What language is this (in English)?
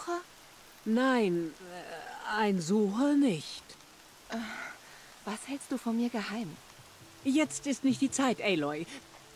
German